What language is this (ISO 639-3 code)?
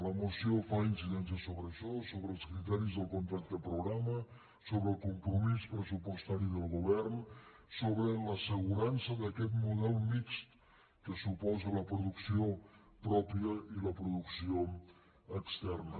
cat